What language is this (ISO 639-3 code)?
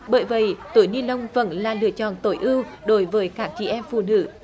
vie